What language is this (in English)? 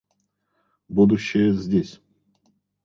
Russian